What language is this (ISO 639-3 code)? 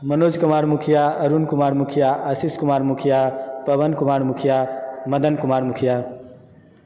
mai